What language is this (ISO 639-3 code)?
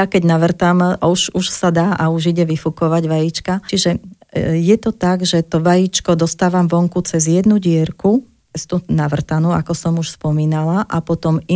slk